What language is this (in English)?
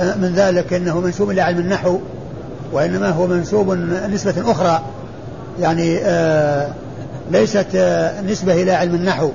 Arabic